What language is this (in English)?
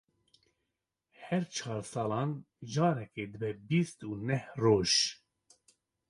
Kurdish